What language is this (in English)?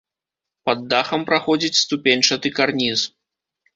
Belarusian